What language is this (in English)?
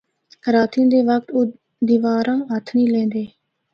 Northern Hindko